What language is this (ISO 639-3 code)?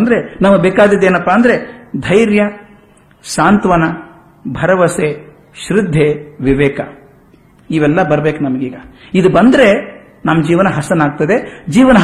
kan